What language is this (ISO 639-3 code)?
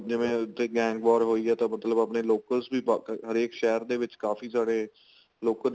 pan